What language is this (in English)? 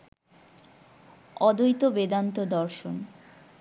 Bangla